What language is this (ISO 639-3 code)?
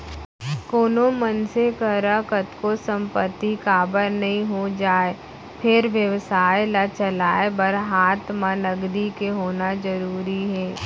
hne